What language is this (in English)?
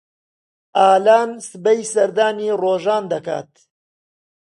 Central Kurdish